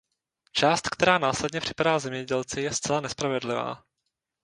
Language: Czech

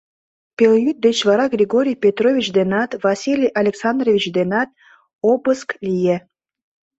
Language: Mari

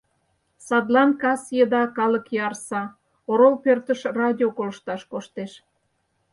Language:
Mari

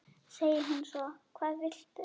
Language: Icelandic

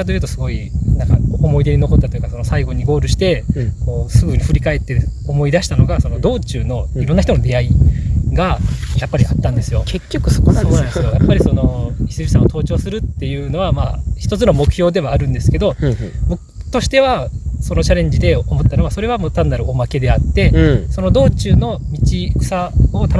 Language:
Japanese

